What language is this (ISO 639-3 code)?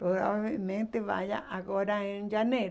por